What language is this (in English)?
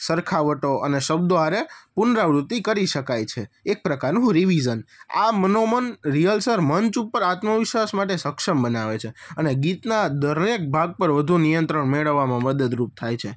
Gujarati